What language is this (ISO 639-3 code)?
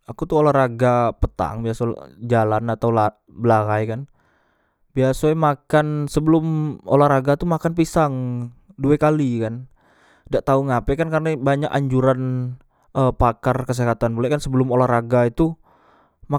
mui